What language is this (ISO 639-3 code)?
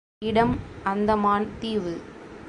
tam